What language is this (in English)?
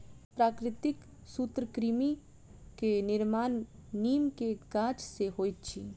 Maithili